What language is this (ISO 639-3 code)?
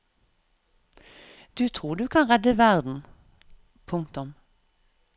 nor